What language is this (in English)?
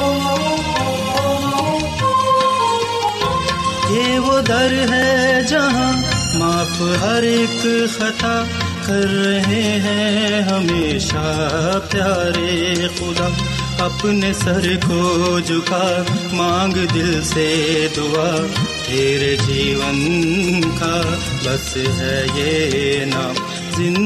Urdu